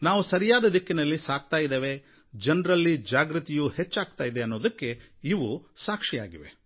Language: Kannada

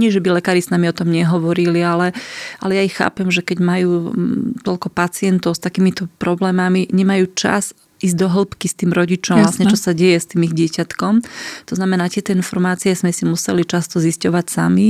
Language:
Slovak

